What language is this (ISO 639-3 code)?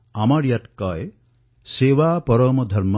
asm